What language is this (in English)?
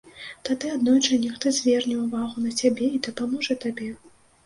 Belarusian